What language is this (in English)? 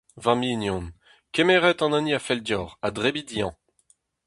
Breton